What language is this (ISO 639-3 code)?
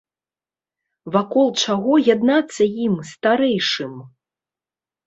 bel